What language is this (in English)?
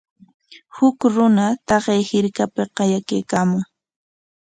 Corongo Ancash Quechua